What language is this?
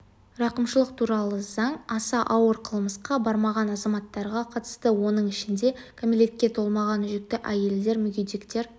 Kazakh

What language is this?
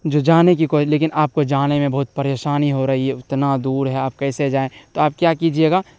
Urdu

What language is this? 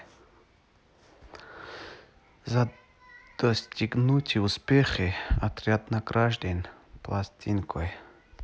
Russian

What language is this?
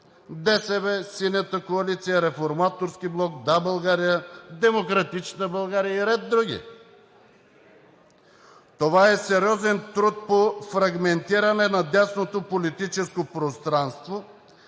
Bulgarian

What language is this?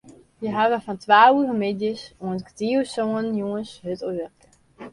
Western Frisian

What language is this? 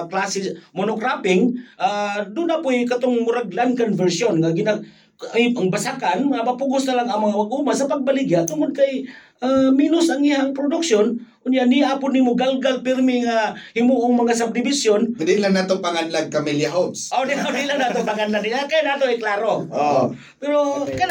Filipino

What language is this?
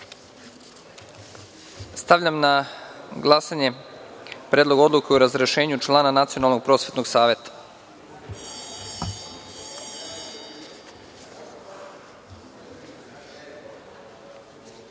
Serbian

